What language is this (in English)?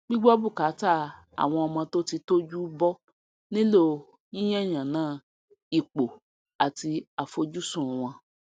Yoruba